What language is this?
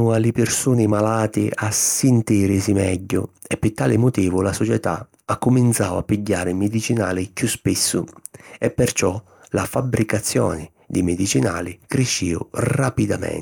Sicilian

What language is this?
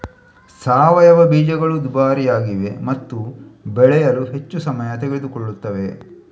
Kannada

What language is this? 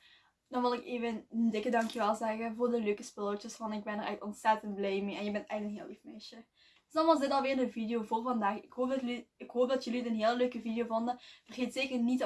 Dutch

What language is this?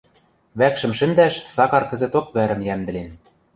Western Mari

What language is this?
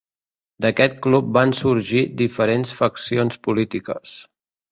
Catalan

